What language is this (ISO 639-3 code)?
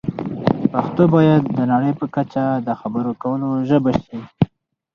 pus